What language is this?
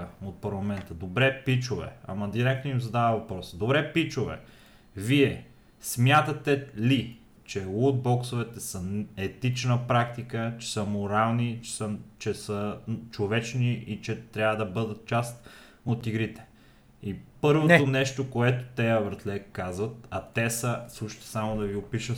Bulgarian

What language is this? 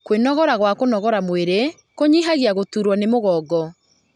Kikuyu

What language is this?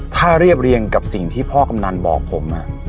Thai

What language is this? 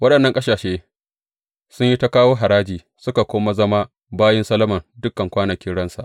Hausa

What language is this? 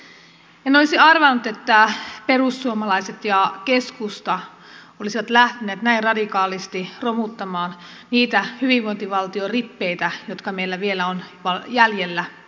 Finnish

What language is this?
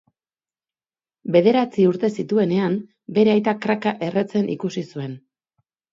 Basque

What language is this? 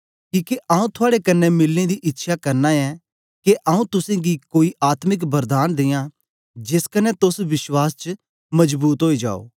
Dogri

